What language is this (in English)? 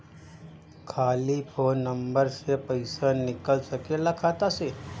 Bhojpuri